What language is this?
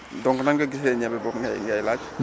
Wolof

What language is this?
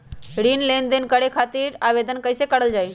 Magahi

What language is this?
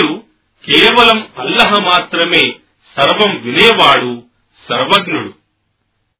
Telugu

